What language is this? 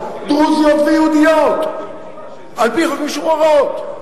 Hebrew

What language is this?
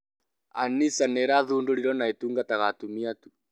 Kikuyu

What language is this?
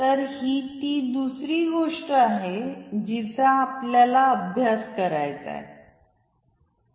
Marathi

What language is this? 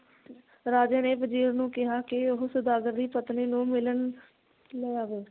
Punjabi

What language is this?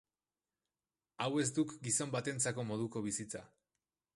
Basque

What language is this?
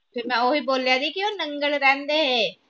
Punjabi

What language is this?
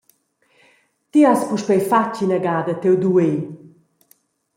Romansh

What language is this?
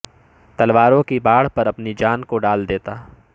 Urdu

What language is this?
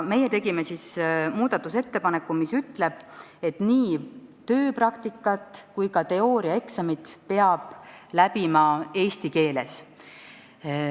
Estonian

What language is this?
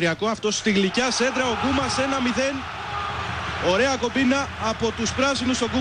Greek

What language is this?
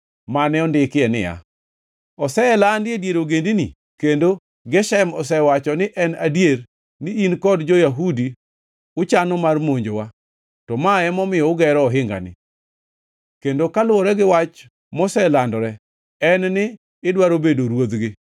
Luo (Kenya and Tanzania)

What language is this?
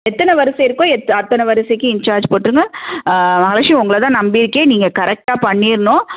Tamil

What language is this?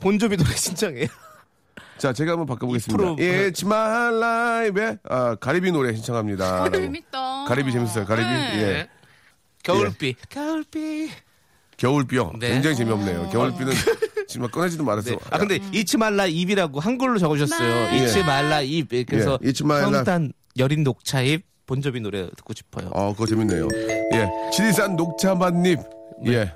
Korean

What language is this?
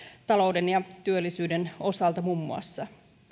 Finnish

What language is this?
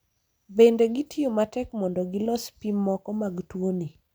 Luo (Kenya and Tanzania)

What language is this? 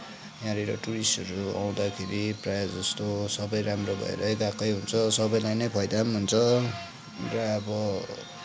Nepali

